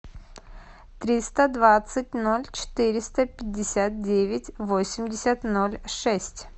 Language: Russian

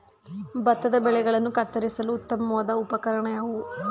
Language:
Kannada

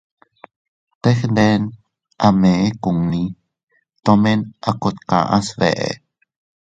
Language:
Teutila Cuicatec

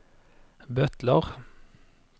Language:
Norwegian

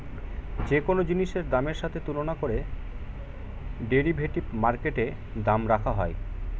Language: Bangla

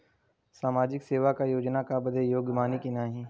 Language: Bhojpuri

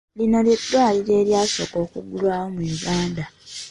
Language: Ganda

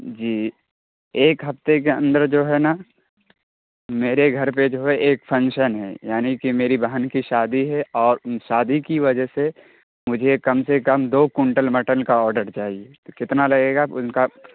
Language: Urdu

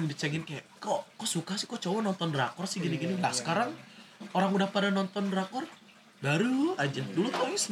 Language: Indonesian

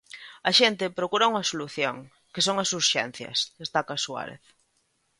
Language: Galician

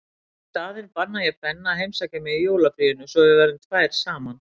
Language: Icelandic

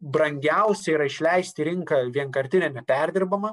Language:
Lithuanian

